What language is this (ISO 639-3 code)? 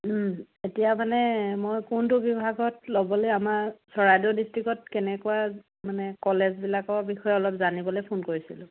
asm